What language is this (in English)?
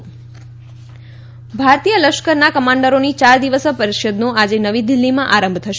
Gujarati